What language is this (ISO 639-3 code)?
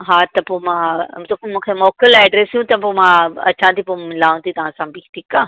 snd